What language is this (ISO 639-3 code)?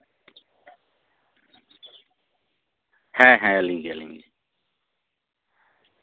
sat